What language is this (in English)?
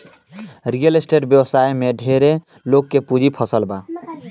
Bhojpuri